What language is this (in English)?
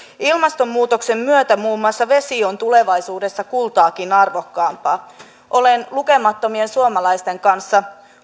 Finnish